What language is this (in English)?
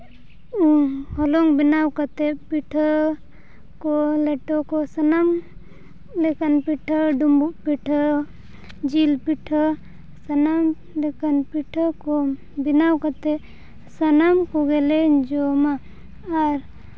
Santali